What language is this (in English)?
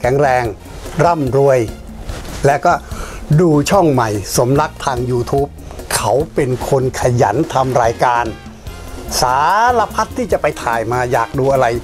Thai